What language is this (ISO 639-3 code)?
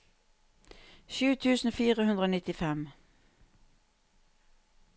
nor